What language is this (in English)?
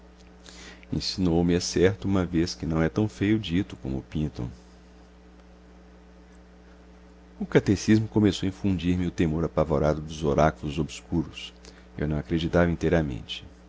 Portuguese